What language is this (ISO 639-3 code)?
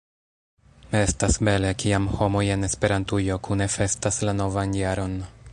epo